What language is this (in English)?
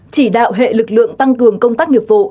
Vietnamese